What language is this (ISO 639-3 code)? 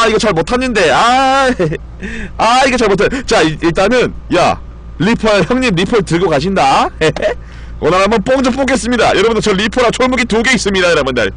kor